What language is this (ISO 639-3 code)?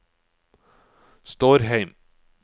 nor